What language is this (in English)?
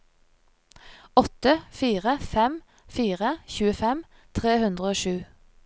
Norwegian